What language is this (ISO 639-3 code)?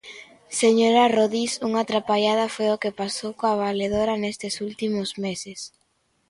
glg